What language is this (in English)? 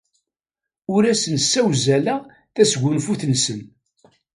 Kabyle